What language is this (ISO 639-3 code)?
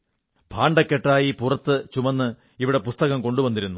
mal